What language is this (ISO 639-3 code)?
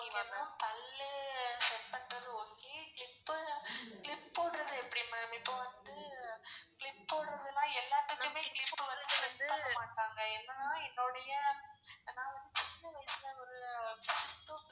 tam